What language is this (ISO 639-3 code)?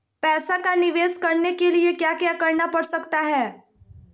mag